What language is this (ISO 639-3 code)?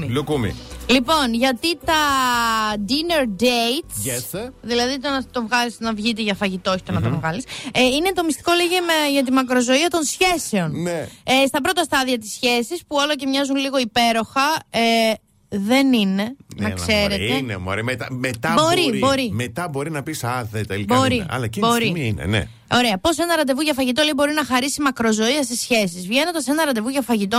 ell